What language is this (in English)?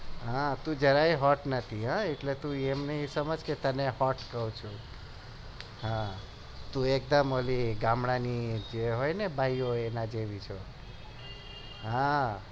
Gujarati